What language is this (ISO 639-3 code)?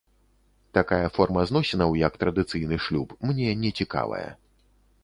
bel